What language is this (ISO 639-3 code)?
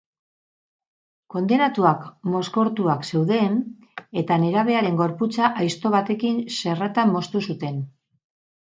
eus